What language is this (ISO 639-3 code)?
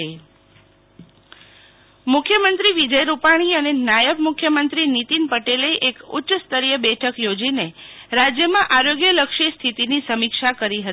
guj